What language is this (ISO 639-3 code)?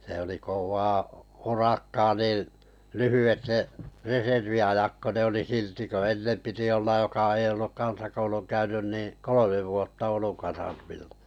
fin